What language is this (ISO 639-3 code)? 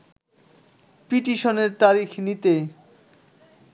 ben